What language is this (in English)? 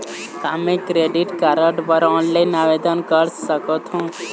Chhattisgarhi